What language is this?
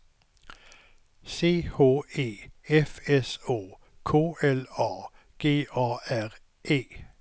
Swedish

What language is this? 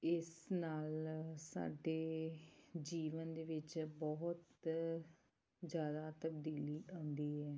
Punjabi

